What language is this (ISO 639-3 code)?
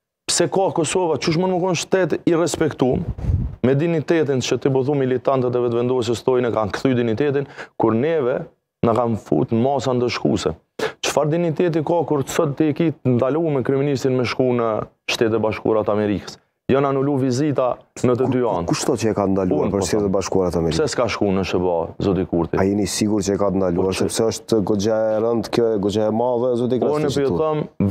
ron